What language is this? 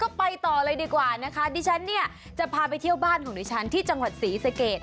Thai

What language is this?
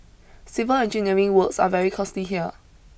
English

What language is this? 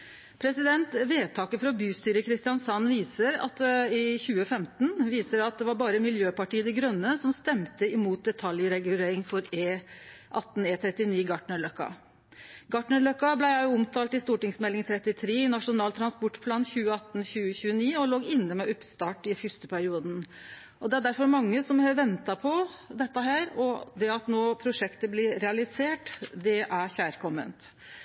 Norwegian Nynorsk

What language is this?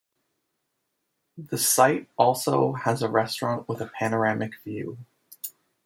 English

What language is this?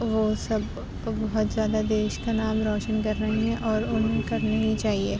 Urdu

